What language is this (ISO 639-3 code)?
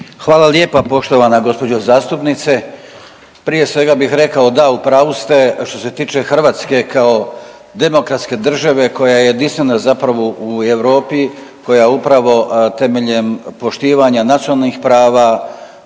hrv